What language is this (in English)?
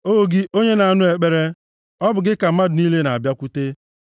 Igbo